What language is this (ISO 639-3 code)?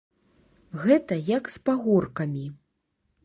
bel